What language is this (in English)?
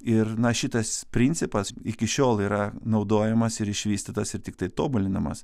Lithuanian